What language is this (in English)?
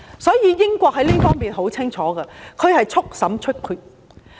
Cantonese